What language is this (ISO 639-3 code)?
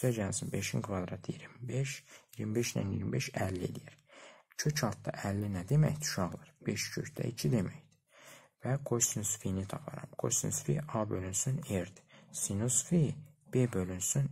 tur